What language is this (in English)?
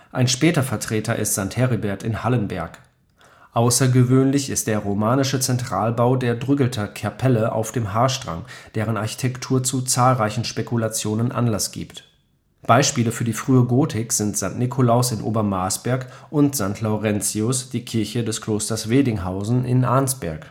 German